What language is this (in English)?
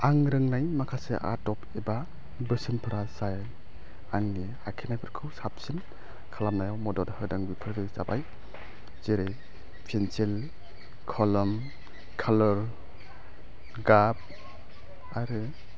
Bodo